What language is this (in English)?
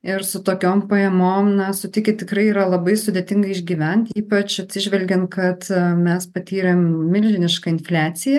Lithuanian